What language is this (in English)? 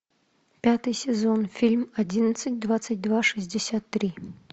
Russian